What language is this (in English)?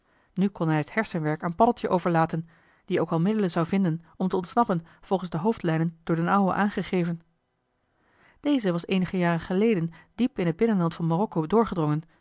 Dutch